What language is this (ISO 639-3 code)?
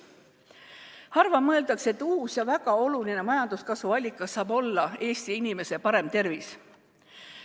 est